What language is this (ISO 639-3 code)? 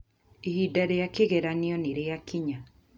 kik